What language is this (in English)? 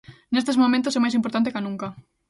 Galician